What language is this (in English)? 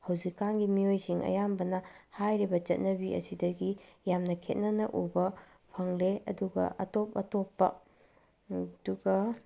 Manipuri